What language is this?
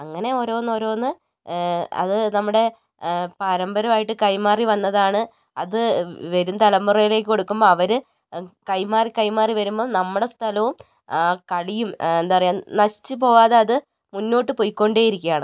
Malayalam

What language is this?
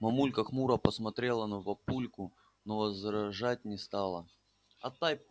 Russian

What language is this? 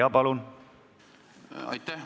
Estonian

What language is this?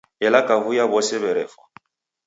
Taita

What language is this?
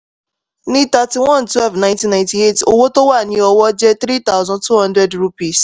Yoruba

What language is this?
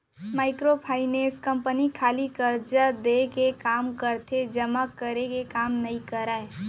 Chhattisgarhi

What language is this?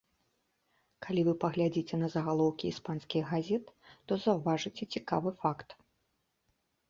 Belarusian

